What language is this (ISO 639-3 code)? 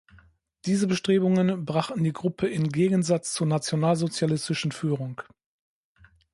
deu